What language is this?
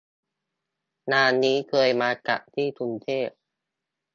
Thai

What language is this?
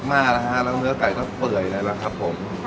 Thai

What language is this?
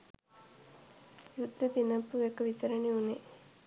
Sinhala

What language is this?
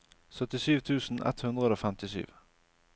Norwegian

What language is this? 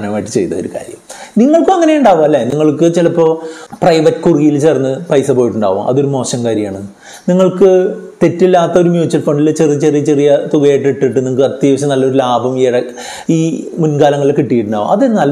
Malayalam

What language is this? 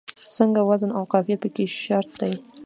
Pashto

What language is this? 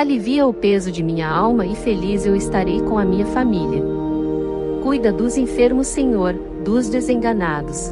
Portuguese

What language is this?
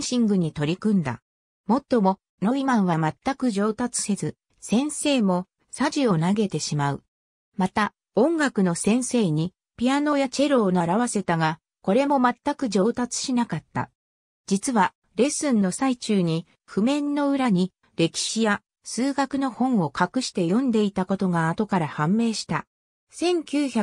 Japanese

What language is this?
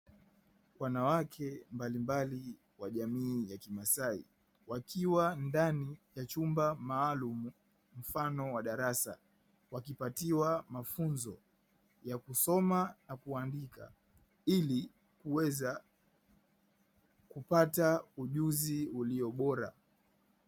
Swahili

